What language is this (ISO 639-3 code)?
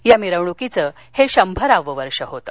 mar